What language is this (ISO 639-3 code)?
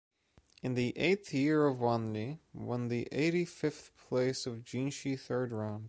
eng